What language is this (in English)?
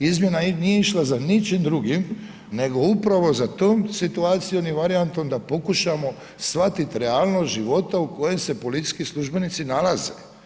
Croatian